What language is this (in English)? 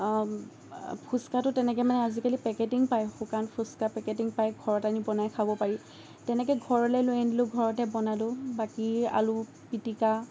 Assamese